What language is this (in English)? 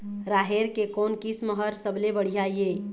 Chhattisgarhi